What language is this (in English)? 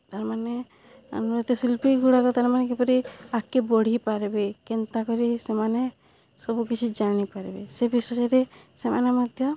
Odia